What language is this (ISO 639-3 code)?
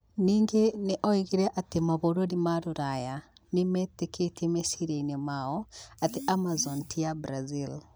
kik